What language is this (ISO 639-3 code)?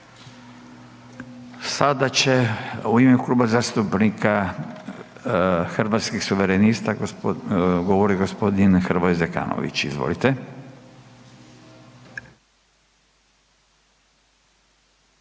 hrv